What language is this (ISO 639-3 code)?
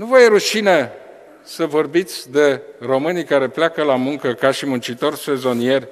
ron